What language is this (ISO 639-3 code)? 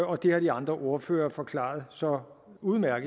dan